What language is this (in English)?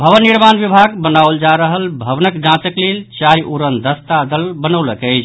Maithili